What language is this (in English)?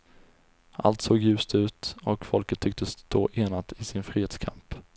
Swedish